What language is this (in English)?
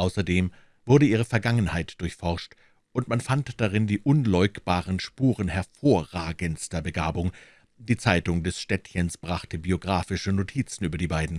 German